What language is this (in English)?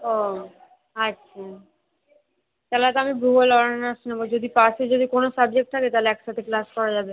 Bangla